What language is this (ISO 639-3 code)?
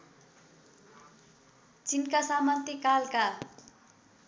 nep